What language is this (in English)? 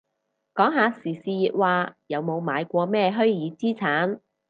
Cantonese